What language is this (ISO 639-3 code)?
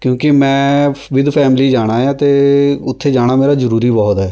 pan